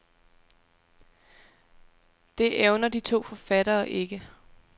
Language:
Danish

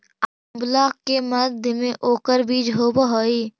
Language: Magahi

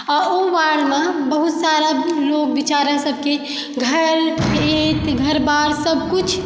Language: Maithili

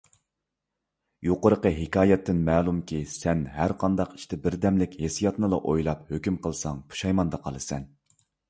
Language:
Uyghur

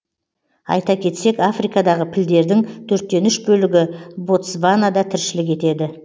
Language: Kazakh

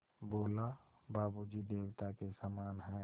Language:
Hindi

